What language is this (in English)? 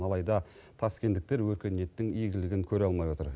Kazakh